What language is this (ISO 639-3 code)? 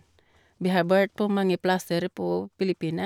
nor